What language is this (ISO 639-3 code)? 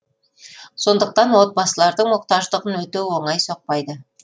kaz